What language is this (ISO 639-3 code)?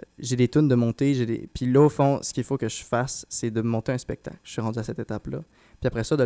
fra